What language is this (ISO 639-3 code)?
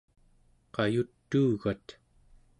esu